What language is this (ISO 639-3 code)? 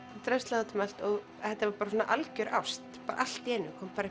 isl